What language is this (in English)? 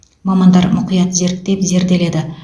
Kazakh